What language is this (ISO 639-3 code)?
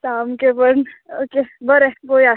kok